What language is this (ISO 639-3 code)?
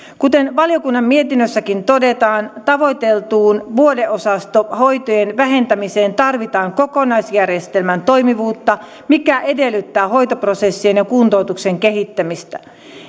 fin